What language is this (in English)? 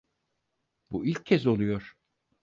Turkish